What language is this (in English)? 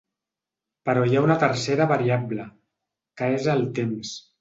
Catalan